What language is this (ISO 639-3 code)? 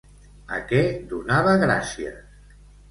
cat